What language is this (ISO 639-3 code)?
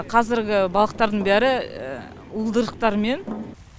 kaz